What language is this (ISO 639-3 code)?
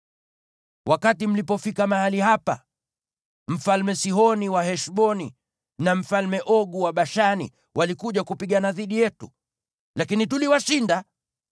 swa